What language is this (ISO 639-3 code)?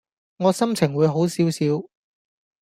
yue